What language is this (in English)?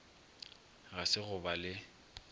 Northern Sotho